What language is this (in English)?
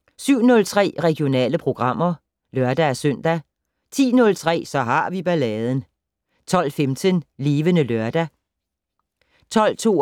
Danish